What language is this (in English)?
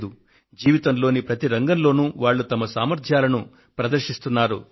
Telugu